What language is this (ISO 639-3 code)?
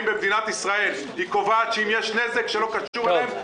heb